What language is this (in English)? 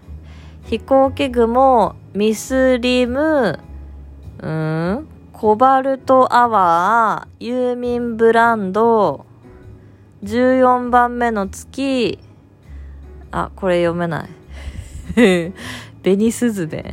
Japanese